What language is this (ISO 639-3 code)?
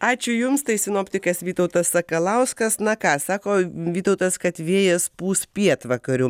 lit